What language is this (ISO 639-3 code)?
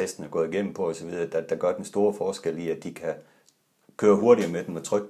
dan